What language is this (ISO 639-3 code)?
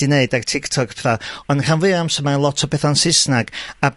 cym